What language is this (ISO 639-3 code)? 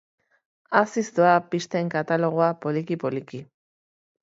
eus